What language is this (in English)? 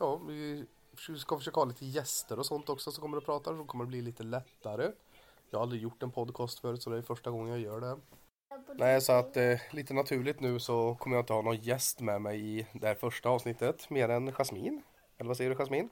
Swedish